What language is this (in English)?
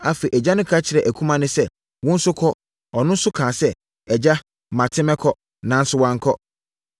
Akan